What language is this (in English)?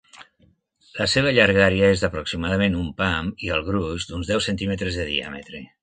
Catalan